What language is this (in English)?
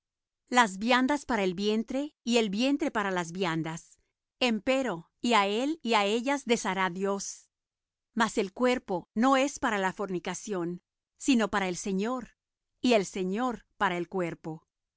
Spanish